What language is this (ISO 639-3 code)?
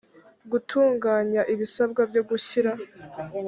kin